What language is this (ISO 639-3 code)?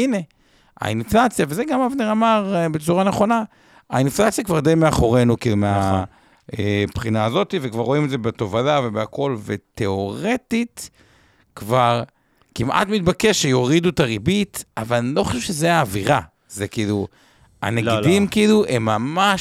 heb